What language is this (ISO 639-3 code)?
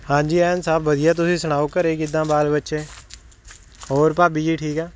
pan